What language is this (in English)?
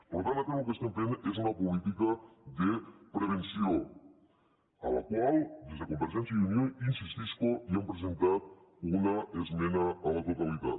Catalan